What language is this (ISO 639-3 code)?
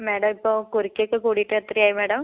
mal